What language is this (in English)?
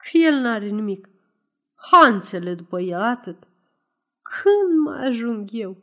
Romanian